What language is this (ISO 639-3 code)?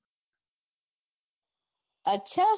guj